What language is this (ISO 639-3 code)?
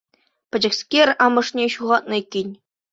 chv